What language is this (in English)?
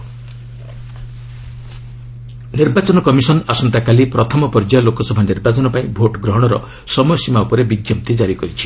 Odia